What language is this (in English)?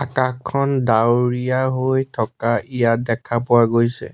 Assamese